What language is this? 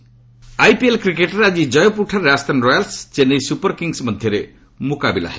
Odia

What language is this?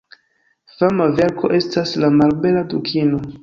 Esperanto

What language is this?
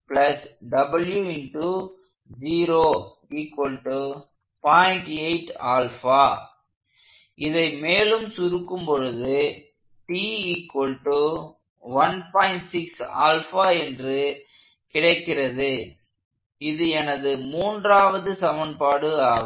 Tamil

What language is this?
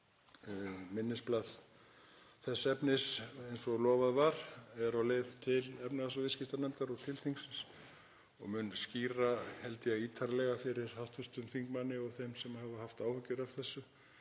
Icelandic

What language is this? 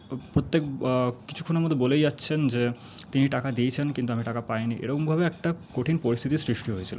Bangla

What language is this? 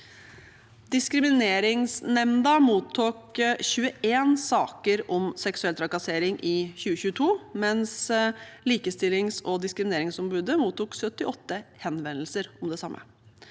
Norwegian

